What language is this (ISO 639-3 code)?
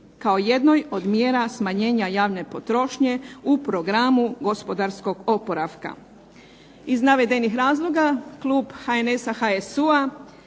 hrv